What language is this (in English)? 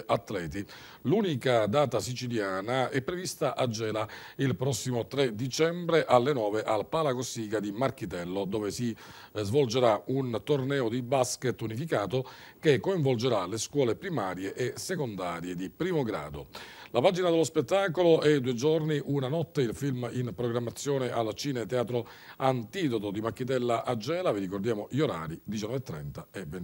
Italian